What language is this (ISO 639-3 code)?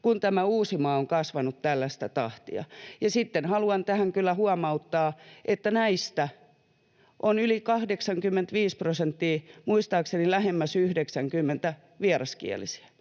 fin